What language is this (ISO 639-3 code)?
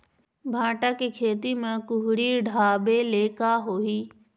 hne